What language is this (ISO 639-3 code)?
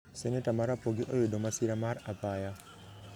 luo